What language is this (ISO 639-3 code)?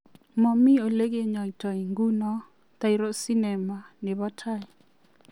kln